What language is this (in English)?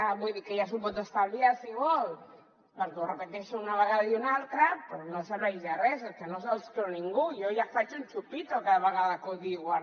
Catalan